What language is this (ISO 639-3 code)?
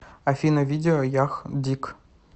rus